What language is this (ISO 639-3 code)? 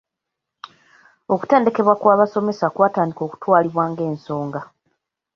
lug